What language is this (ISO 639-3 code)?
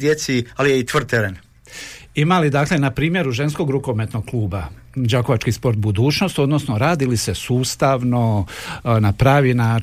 hrv